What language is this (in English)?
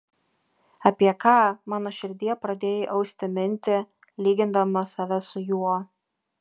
Lithuanian